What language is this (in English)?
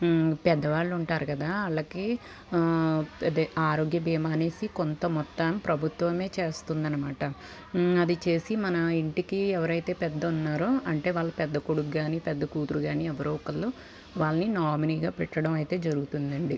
Telugu